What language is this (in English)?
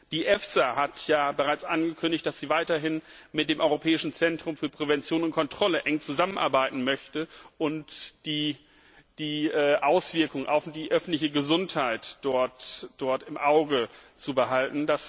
German